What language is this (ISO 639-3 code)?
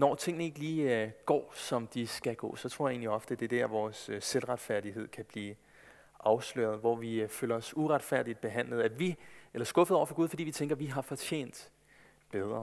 dan